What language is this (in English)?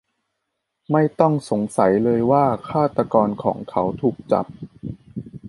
Thai